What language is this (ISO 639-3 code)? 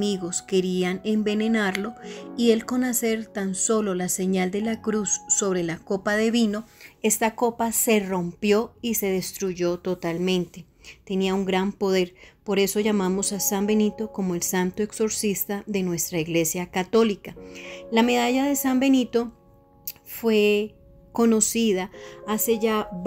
spa